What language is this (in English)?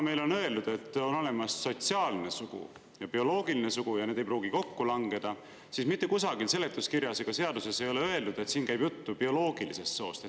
Estonian